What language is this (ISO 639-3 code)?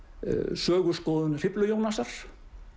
isl